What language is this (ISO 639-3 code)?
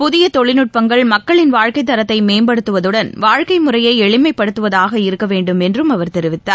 tam